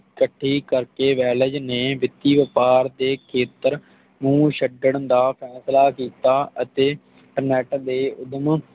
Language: Punjabi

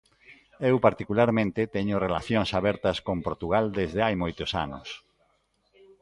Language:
Galician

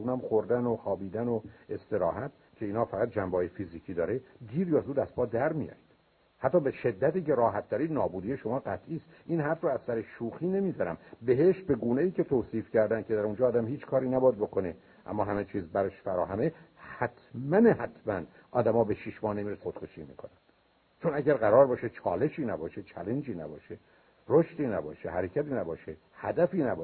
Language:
Persian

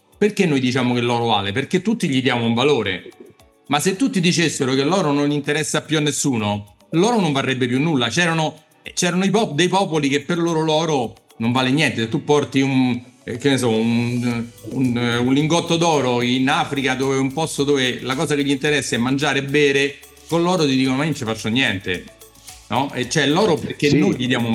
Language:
Italian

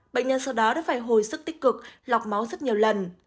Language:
Vietnamese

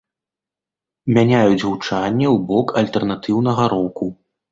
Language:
Belarusian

